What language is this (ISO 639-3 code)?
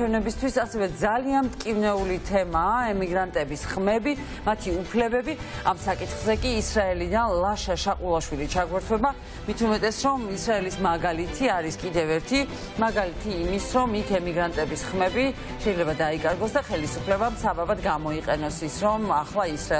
ron